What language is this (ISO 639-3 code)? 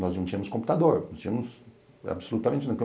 por